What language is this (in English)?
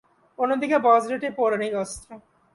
Bangla